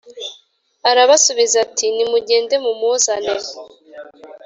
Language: Kinyarwanda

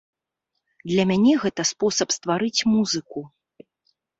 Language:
Belarusian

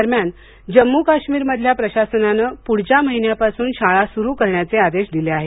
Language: Marathi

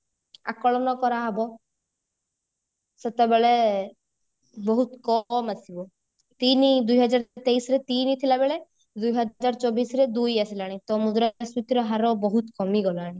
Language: Odia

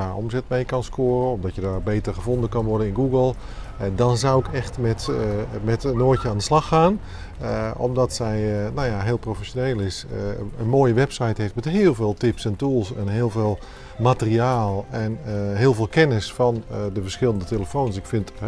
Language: Dutch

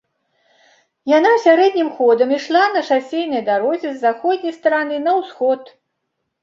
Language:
Belarusian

